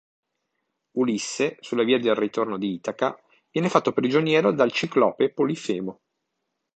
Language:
Italian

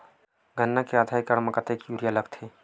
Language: Chhattisgarhi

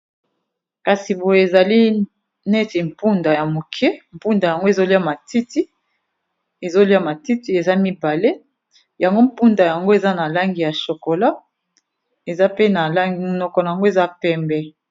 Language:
Lingala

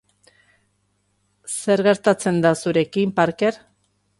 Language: Basque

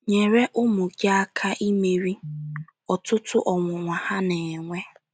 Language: Igbo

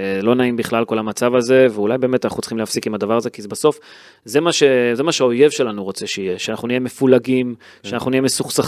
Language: Hebrew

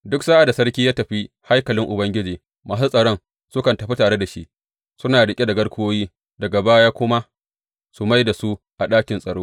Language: Hausa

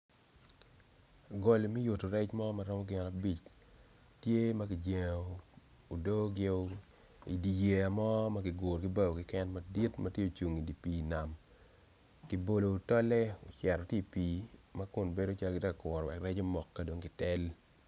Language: Acoli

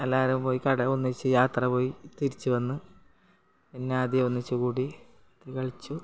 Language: Malayalam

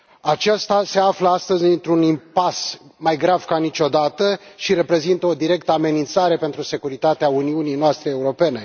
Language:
Romanian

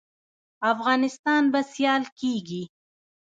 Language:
Pashto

